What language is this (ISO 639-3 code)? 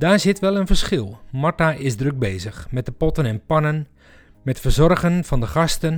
nld